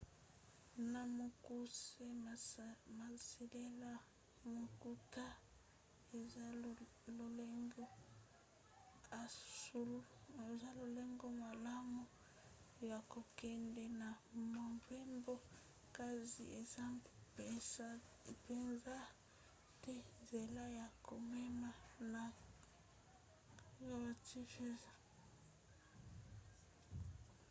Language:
Lingala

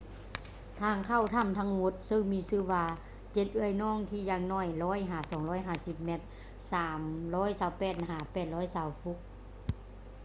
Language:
Lao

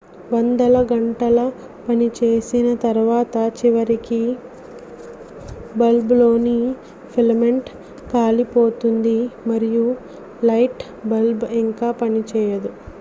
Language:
Telugu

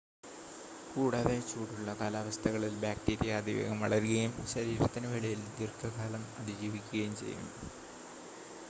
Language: Malayalam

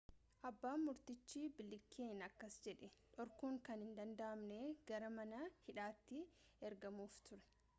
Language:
Oromo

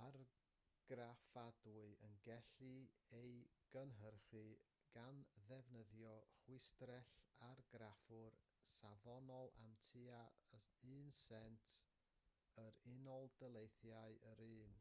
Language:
Welsh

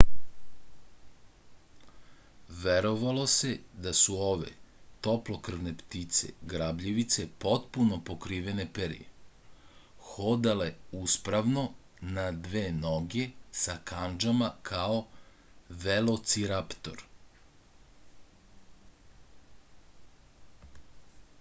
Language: Serbian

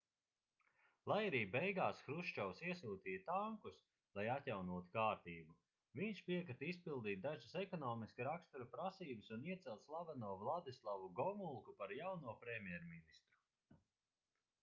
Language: Latvian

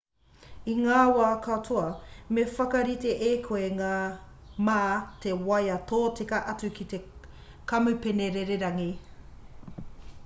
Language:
Māori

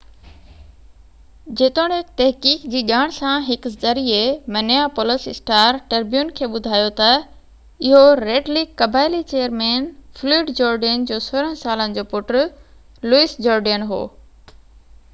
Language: Sindhi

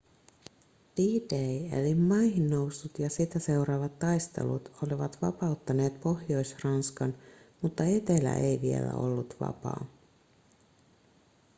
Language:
Finnish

